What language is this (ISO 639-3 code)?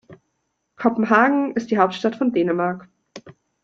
deu